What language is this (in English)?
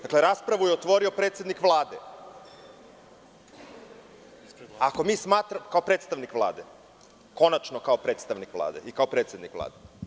Serbian